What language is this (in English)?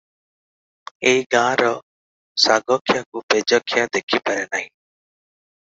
Odia